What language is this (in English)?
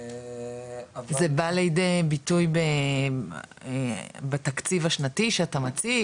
Hebrew